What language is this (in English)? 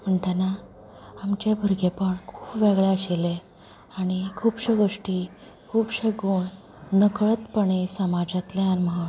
Konkani